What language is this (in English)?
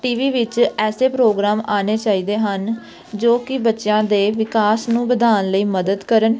Punjabi